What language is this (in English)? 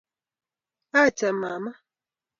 Kalenjin